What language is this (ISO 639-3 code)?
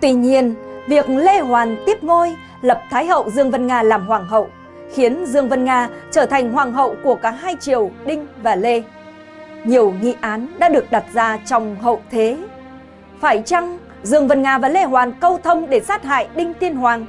vie